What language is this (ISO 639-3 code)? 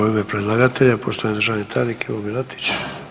hrv